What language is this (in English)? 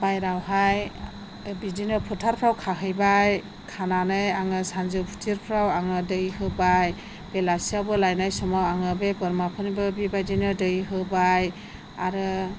Bodo